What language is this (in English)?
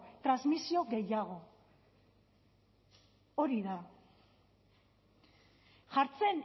Basque